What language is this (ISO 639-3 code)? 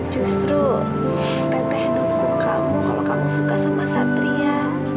ind